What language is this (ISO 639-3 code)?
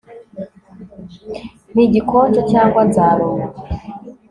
kin